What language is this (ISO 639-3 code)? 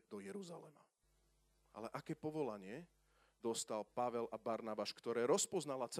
slk